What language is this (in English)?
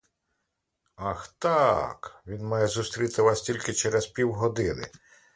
Ukrainian